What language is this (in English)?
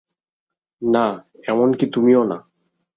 Bangla